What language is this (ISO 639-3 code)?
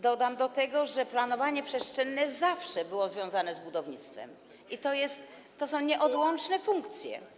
pol